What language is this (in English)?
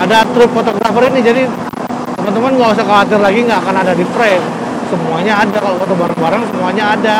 Indonesian